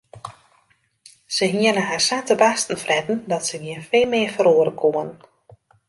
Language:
Western Frisian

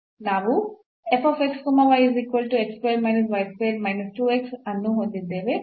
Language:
Kannada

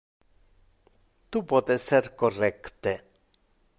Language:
Interlingua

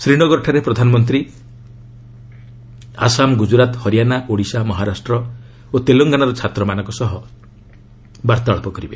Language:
Odia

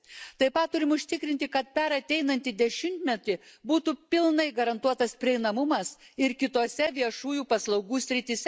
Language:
Lithuanian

